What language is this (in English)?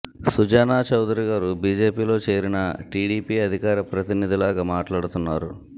Telugu